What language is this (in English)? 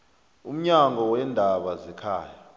South Ndebele